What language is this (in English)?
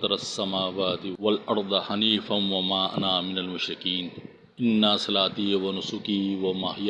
Urdu